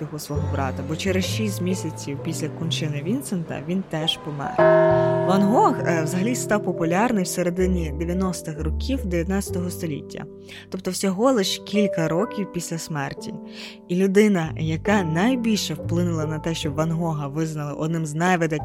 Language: Ukrainian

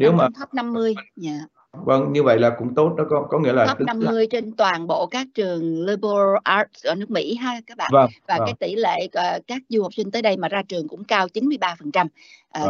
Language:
Vietnamese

